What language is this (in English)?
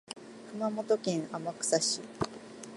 Japanese